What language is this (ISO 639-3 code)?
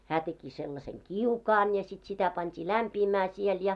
fin